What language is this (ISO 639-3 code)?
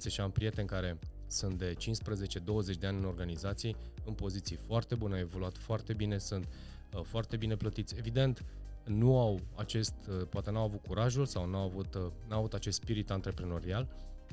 ron